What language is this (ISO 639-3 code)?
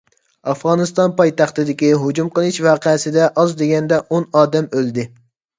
uig